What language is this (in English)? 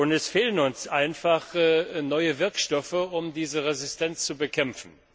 German